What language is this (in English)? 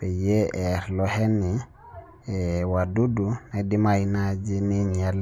Masai